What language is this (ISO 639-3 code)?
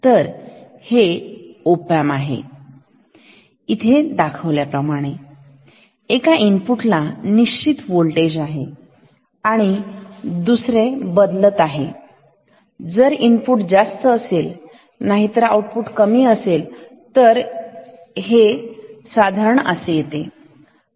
mar